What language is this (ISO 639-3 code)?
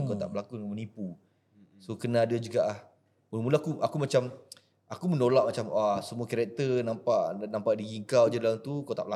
msa